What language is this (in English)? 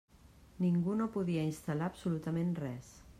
Catalan